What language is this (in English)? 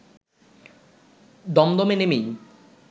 Bangla